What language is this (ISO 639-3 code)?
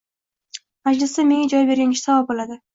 uzb